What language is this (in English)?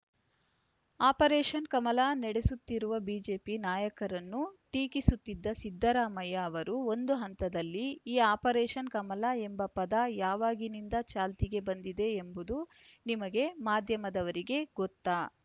Kannada